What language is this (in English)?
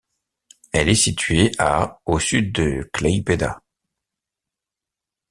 French